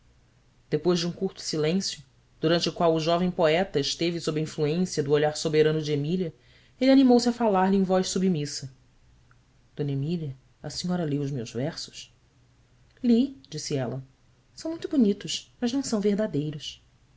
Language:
Portuguese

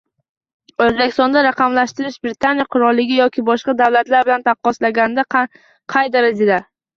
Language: Uzbek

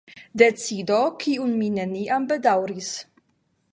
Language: Esperanto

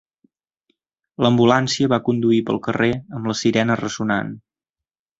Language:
Catalan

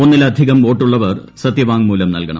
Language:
Malayalam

